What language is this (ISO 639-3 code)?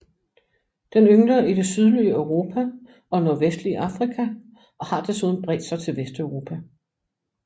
dan